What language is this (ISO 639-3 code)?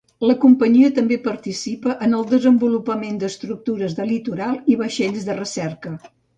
cat